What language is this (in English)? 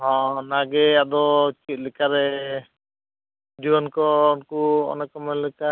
Santali